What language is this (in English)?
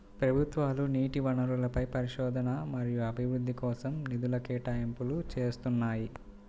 Telugu